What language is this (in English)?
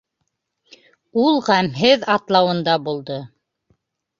Bashkir